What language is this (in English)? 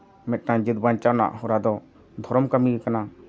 Santali